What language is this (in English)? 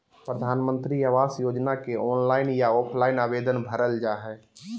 Magahi